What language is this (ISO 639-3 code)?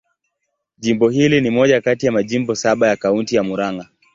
swa